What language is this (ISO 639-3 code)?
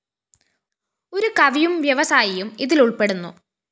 mal